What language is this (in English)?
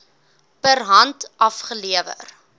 Afrikaans